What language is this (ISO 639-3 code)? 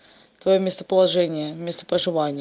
rus